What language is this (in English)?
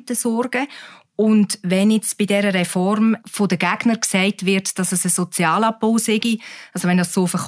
German